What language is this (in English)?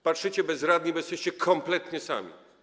Polish